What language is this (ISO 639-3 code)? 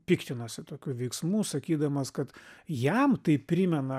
lit